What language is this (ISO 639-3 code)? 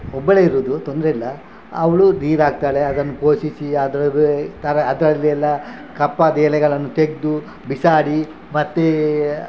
kan